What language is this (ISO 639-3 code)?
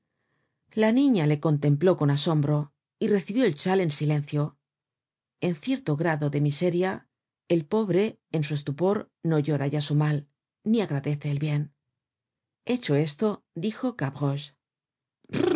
spa